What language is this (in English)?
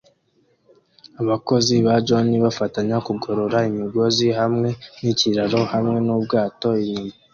Kinyarwanda